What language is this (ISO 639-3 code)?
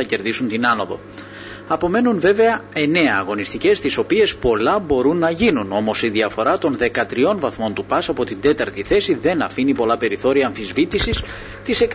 ell